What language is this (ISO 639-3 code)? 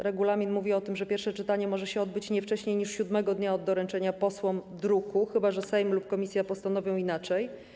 pol